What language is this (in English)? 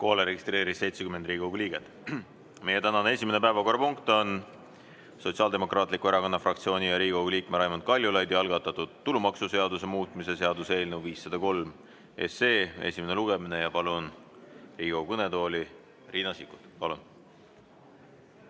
Estonian